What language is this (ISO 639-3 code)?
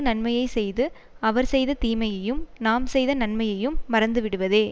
tam